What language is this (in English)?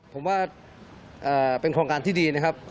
Thai